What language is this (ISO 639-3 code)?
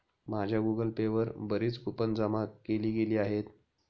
mar